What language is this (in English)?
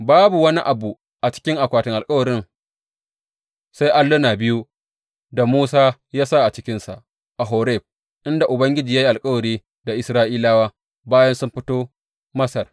Hausa